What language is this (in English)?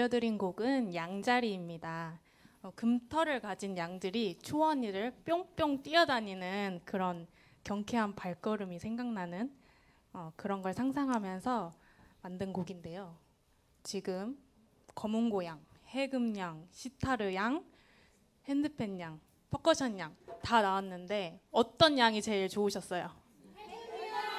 Korean